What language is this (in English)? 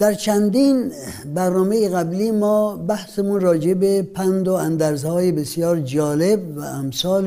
Persian